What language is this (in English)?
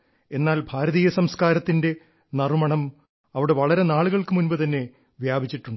Malayalam